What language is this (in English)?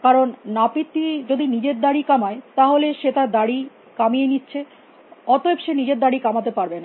Bangla